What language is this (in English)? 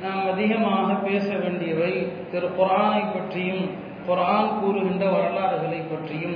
Tamil